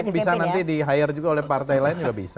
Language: Indonesian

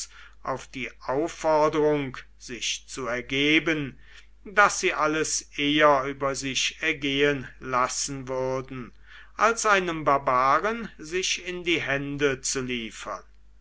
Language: German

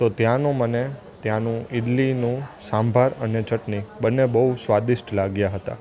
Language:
Gujarati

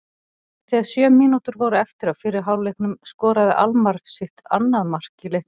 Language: Icelandic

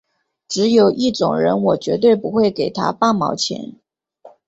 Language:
Chinese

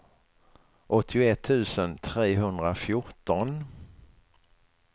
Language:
Swedish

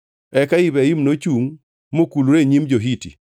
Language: Luo (Kenya and Tanzania)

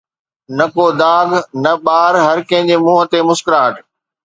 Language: Sindhi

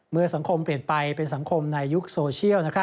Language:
Thai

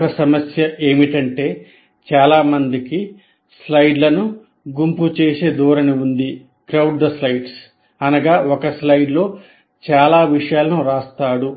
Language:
Telugu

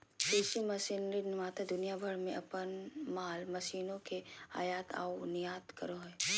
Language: Magahi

